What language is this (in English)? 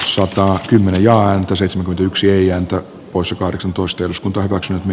Finnish